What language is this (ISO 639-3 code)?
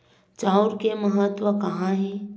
hne